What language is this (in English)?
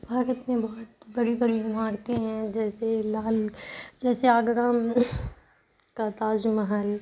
Urdu